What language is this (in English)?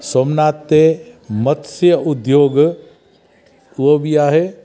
Sindhi